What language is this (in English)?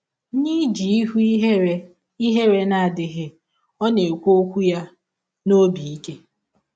Igbo